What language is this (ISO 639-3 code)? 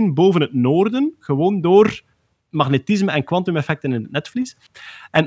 nld